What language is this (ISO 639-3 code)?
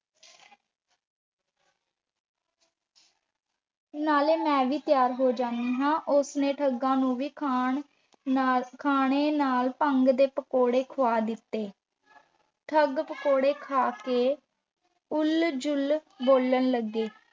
pan